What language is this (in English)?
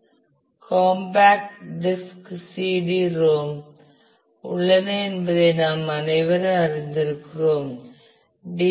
Tamil